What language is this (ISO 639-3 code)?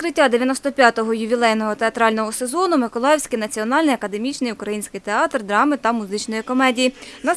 ukr